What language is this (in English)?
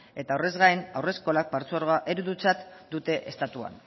Basque